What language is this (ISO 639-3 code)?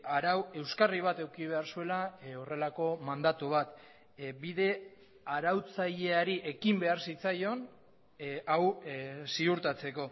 eus